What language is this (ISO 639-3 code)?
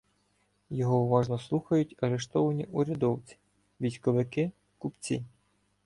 ukr